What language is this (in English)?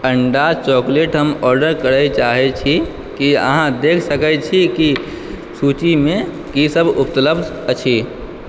Maithili